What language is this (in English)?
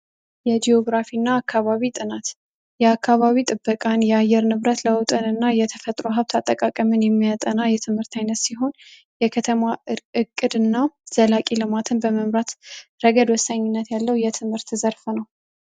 Amharic